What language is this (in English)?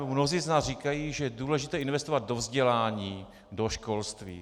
Czech